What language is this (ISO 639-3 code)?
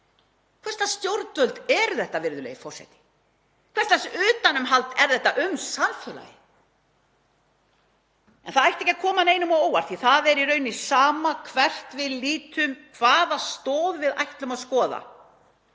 isl